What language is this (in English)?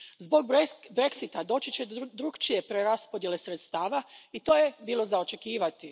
Croatian